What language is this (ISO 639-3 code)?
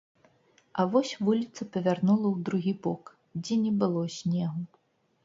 bel